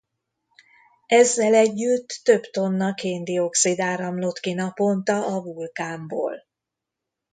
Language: Hungarian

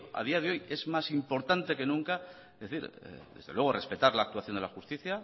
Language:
Spanish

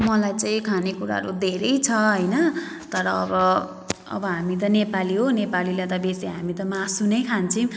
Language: Nepali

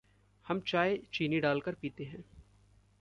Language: Hindi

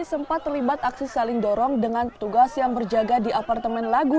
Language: Indonesian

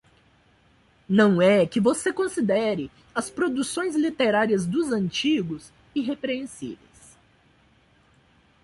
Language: Portuguese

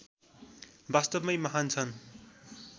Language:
Nepali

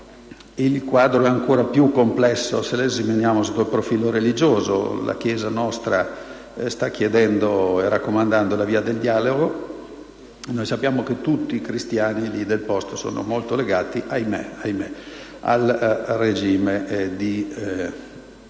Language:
Italian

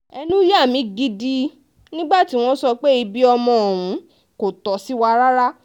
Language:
Yoruba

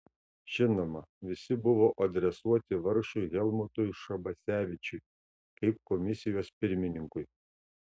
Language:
Lithuanian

